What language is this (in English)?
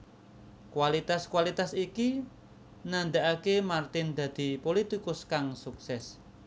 Javanese